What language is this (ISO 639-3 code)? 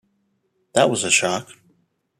eng